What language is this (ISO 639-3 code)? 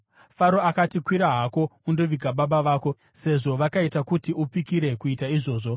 sna